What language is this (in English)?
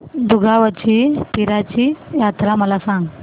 Marathi